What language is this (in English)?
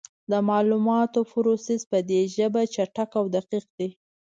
Pashto